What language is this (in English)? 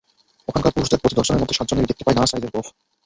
Bangla